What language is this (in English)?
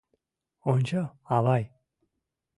Mari